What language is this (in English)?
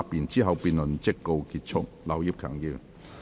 Cantonese